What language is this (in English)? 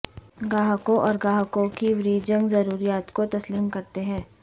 Urdu